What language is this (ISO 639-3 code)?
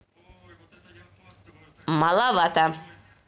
rus